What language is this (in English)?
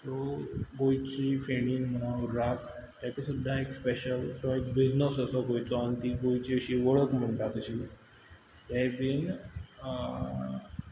Konkani